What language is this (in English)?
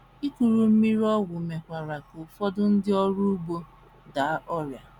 Igbo